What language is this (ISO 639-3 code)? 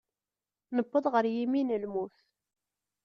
kab